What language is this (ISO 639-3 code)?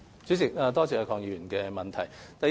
yue